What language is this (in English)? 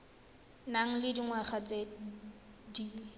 Tswana